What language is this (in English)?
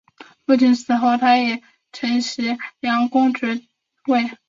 Chinese